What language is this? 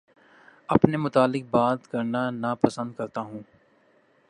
Urdu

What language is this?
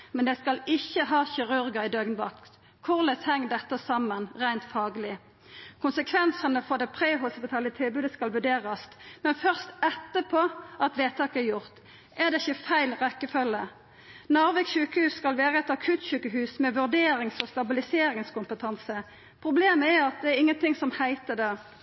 Norwegian Nynorsk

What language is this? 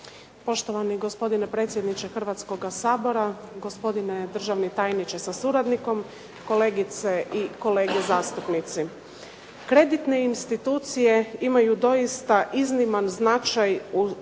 Croatian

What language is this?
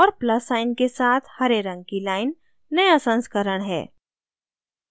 Hindi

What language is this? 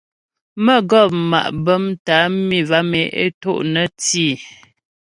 Ghomala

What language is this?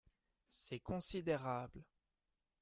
French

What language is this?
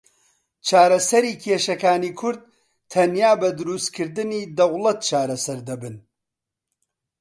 Central Kurdish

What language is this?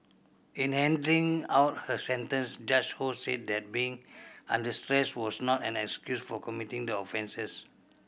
English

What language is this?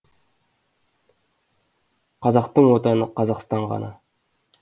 Kazakh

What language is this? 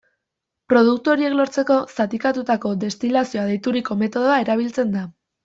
Basque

